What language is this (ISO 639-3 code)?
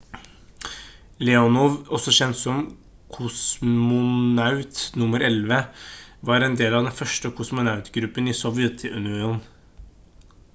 nob